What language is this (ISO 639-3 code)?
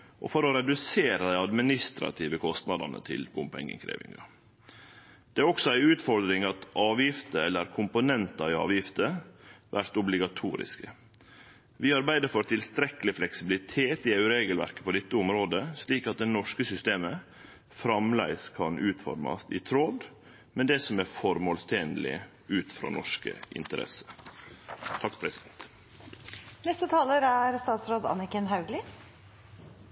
nno